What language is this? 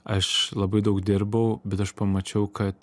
Lithuanian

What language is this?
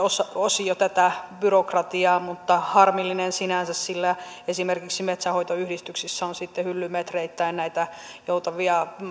Finnish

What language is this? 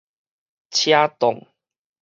Min Nan Chinese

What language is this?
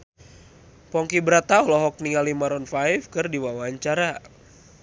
Sundanese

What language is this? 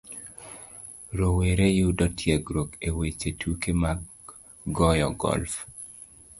Luo (Kenya and Tanzania)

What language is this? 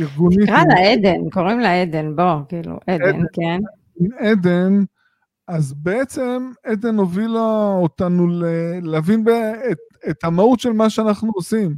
Hebrew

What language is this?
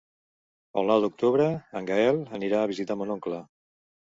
Catalan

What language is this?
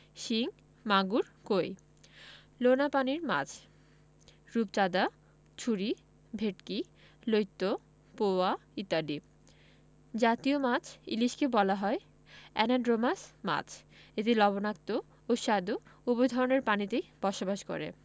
Bangla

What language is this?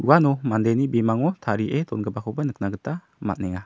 Garo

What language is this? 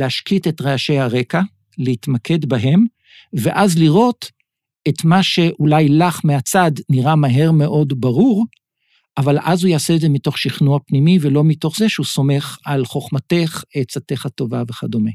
Hebrew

